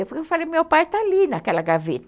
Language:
Portuguese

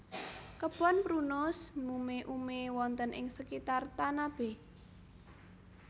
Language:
Javanese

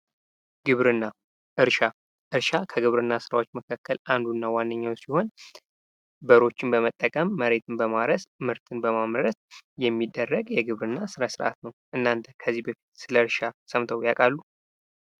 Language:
Amharic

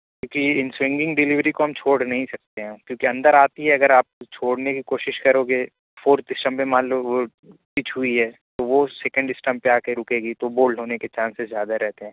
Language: Urdu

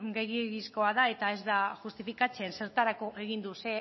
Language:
Basque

